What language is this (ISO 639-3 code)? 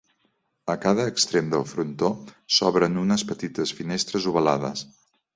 cat